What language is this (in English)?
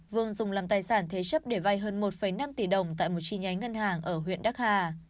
Vietnamese